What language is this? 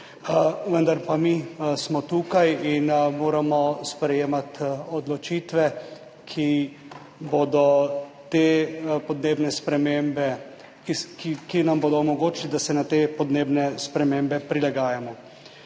Slovenian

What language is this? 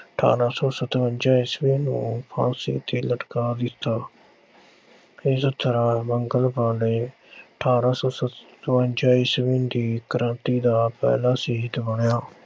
Punjabi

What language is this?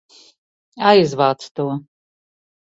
Latvian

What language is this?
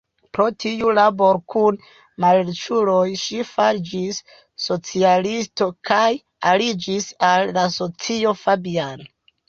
Esperanto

